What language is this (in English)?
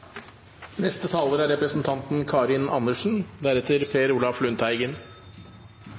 Norwegian